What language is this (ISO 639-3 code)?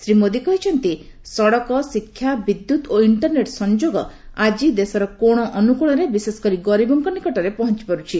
ori